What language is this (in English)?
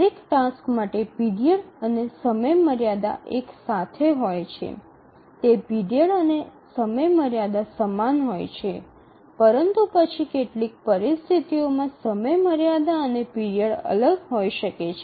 Gujarati